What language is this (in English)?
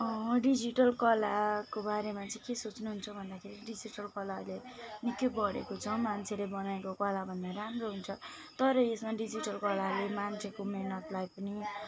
Nepali